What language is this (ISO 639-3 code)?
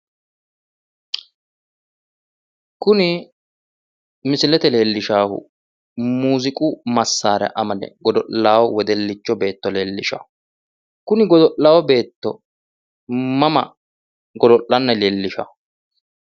sid